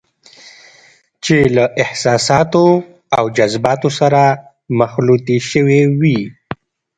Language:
Pashto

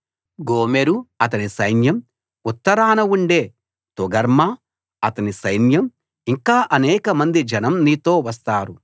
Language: Telugu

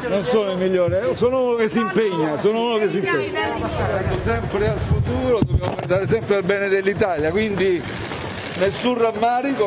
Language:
Italian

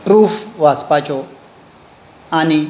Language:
Konkani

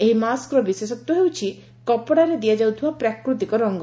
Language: Odia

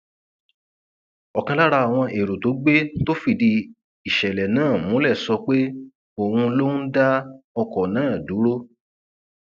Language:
Yoruba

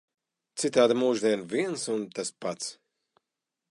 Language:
Latvian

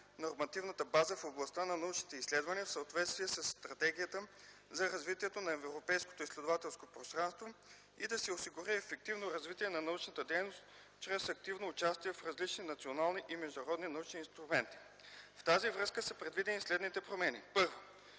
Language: Bulgarian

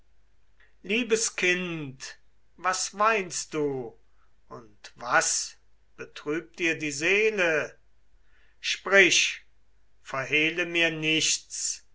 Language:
German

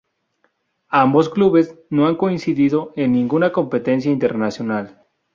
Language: Spanish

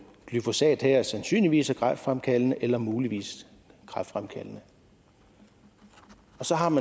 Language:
Danish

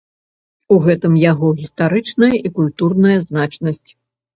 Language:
Belarusian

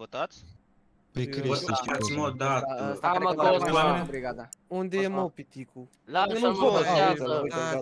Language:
Romanian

